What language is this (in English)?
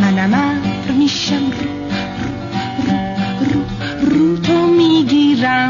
Persian